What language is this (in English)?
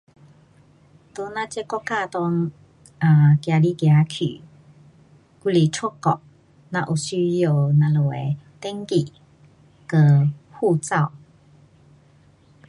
Pu-Xian Chinese